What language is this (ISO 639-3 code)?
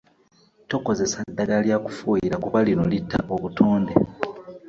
lug